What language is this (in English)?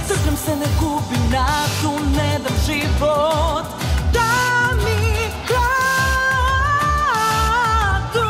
Bulgarian